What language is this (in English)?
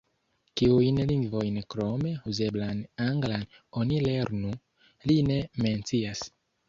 Esperanto